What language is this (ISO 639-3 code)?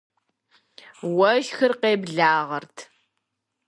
kbd